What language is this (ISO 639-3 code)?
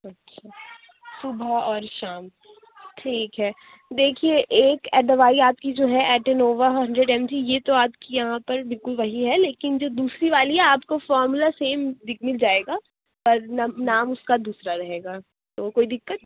urd